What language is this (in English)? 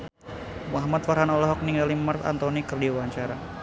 Sundanese